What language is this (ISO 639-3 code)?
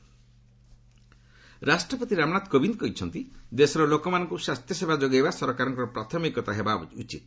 ori